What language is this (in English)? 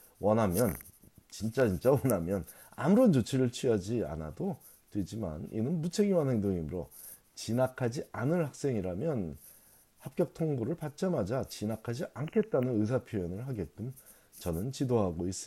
Korean